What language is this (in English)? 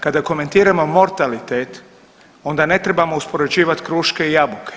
Croatian